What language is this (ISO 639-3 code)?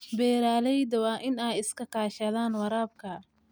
som